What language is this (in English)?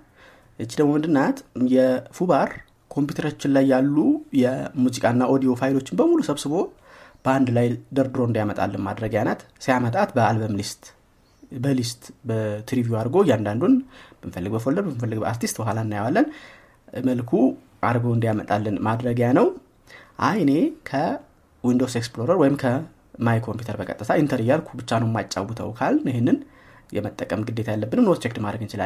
Amharic